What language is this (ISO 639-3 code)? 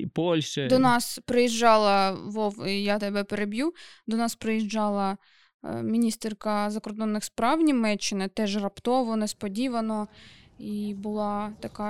ukr